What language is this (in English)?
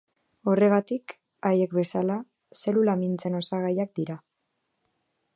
Basque